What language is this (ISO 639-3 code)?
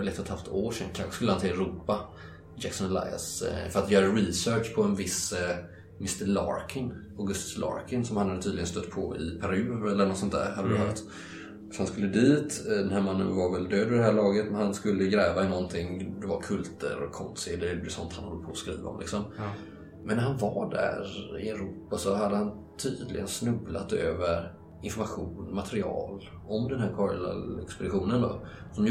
swe